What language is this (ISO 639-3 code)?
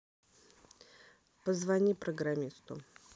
rus